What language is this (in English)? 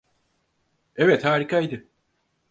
Turkish